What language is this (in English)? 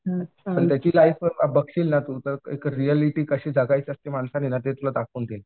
Marathi